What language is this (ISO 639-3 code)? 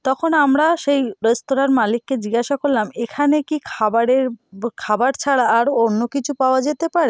ben